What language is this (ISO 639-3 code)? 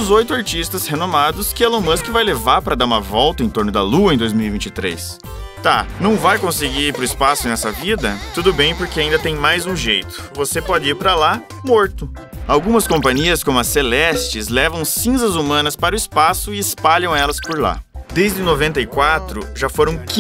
por